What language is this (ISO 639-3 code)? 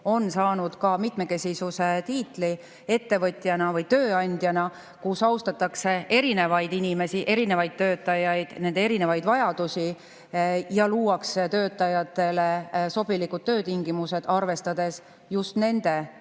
est